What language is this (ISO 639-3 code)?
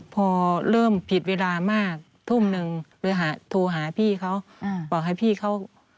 tha